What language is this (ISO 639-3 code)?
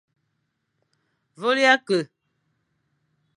fan